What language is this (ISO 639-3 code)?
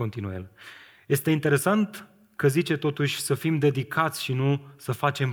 ron